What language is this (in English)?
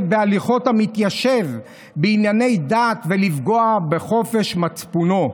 Hebrew